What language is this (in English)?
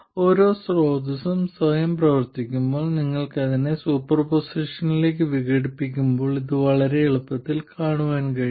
Malayalam